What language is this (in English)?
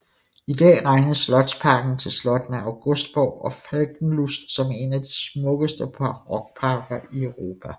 Danish